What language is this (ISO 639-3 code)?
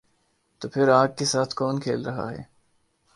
urd